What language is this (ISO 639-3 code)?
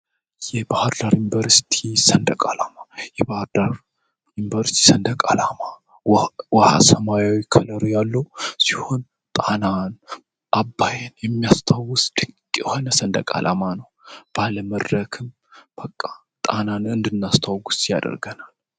amh